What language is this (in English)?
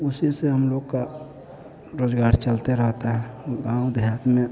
Hindi